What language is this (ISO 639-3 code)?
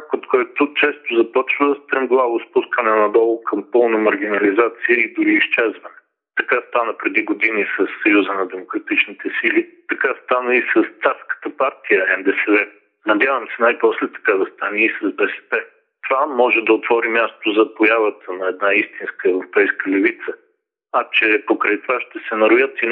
bul